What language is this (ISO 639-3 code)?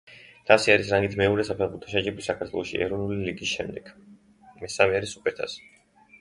kat